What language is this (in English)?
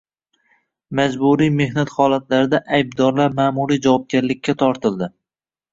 Uzbek